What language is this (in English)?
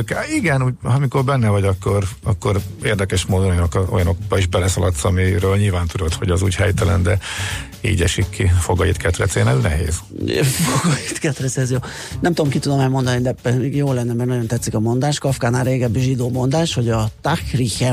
Hungarian